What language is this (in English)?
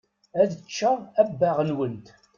Kabyle